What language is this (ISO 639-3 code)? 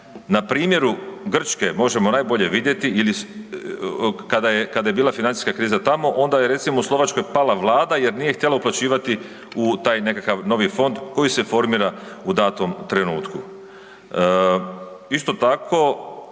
hrv